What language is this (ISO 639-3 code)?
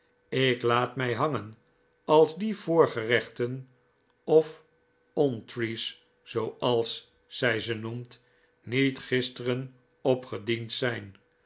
nld